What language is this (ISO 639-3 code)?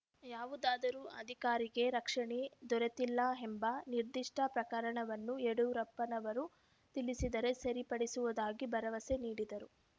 kan